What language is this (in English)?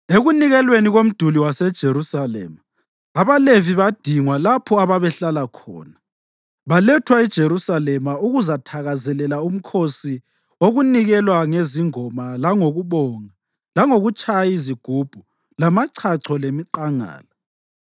North Ndebele